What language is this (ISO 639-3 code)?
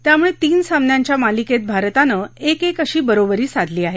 mar